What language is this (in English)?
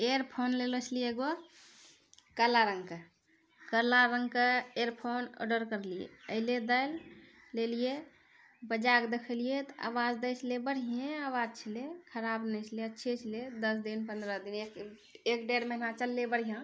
Maithili